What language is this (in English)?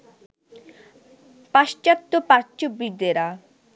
Bangla